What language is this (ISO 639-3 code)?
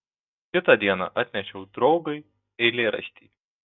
lit